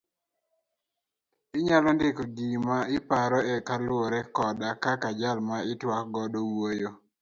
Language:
Luo (Kenya and Tanzania)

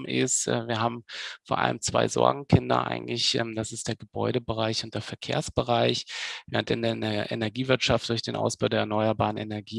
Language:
German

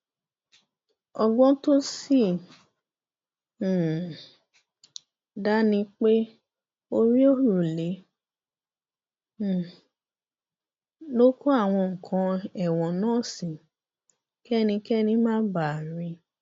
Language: Yoruba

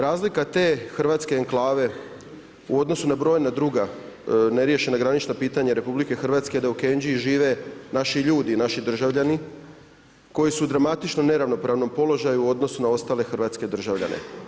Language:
Croatian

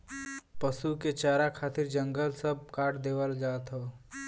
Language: Bhojpuri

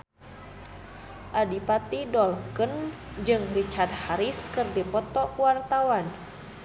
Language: Sundanese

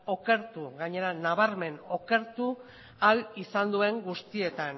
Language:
Basque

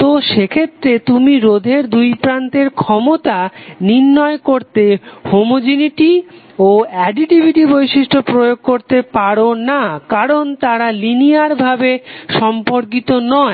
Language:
Bangla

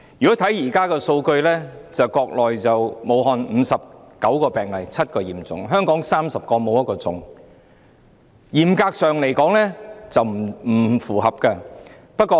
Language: Cantonese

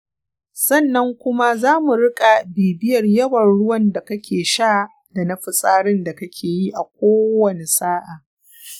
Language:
Hausa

